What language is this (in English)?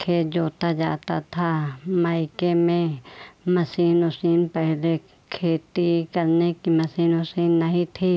Hindi